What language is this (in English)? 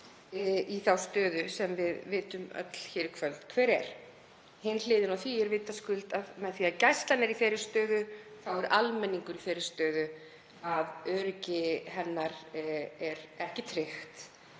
Icelandic